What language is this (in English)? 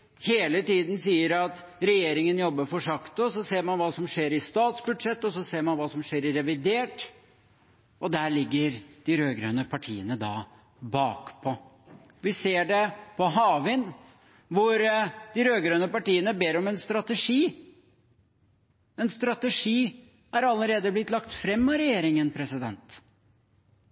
Norwegian Bokmål